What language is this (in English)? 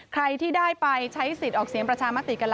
Thai